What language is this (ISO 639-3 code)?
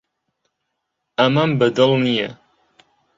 ckb